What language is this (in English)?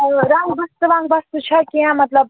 Kashmiri